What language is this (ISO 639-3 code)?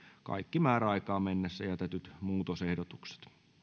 fin